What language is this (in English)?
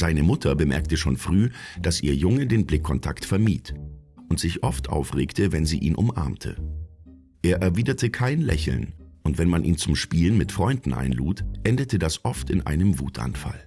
German